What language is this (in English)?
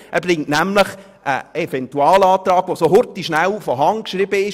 Swiss German